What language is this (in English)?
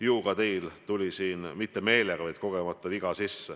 Estonian